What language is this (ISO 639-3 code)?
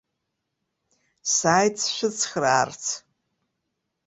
abk